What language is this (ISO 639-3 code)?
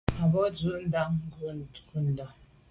byv